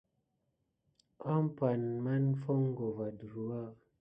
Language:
Gidar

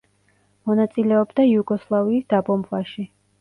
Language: Georgian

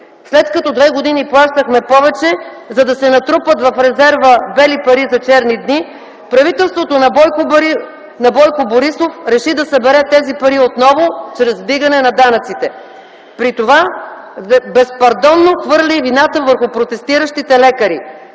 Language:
Bulgarian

